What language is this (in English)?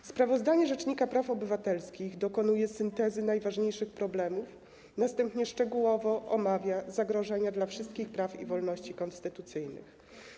Polish